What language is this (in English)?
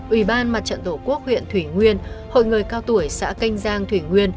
Vietnamese